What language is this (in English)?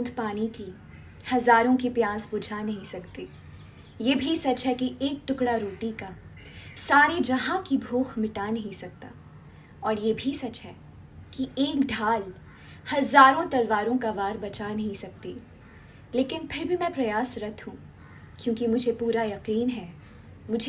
Hindi